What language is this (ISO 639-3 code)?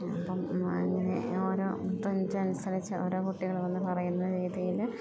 mal